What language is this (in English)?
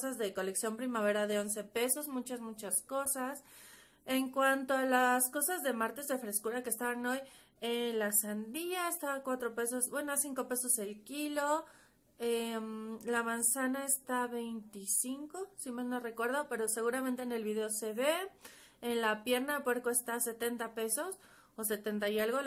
Spanish